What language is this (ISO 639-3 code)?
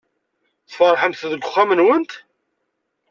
kab